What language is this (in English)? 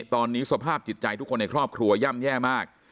Thai